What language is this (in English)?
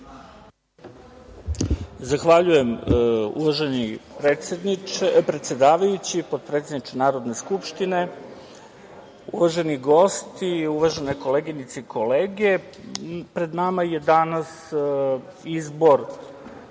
Serbian